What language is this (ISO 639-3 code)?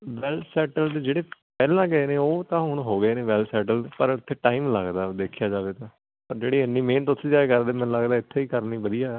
pan